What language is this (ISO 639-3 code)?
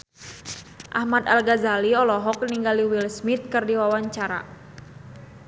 sun